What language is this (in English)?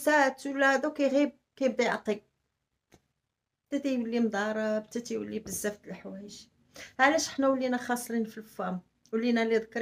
Arabic